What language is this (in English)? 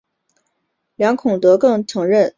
Chinese